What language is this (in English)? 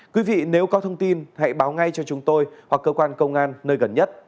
Vietnamese